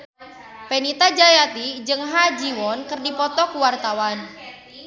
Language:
Sundanese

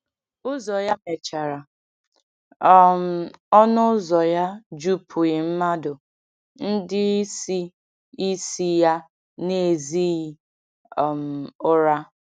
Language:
Igbo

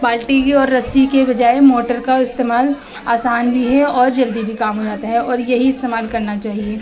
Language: Urdu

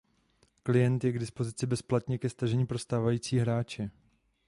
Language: Czech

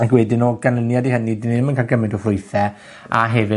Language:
Welsh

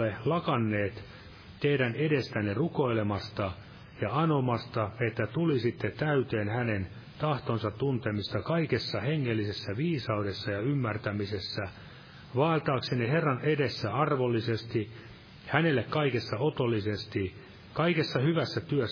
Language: Finnish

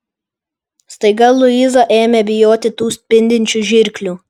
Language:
Lithuanian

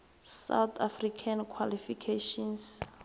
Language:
South Ndebele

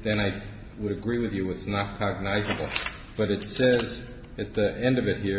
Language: English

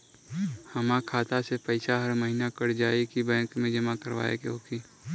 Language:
Bhojpuri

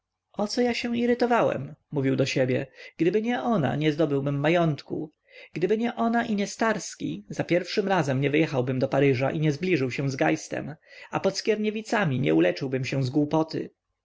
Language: Polish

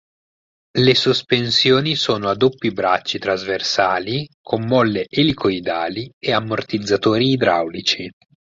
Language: Italian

